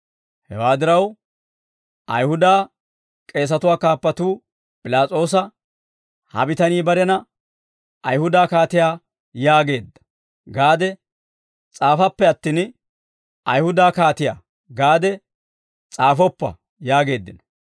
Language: Dawro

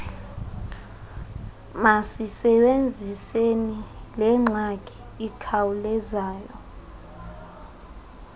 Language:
Xhosa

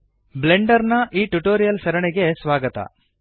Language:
Kannada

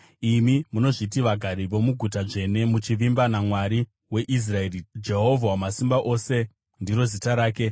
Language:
Shona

